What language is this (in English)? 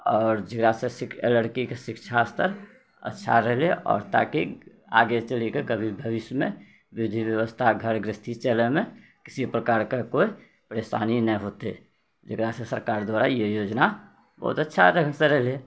Maithili